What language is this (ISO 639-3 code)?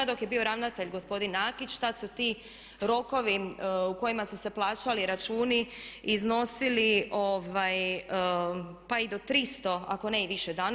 hrv